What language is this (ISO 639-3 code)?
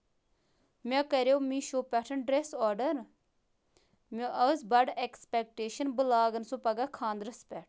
kas